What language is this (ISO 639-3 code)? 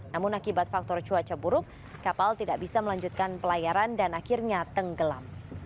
ind